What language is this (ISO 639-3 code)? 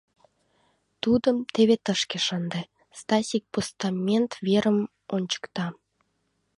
chm